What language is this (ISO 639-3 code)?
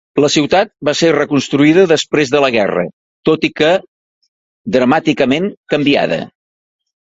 cat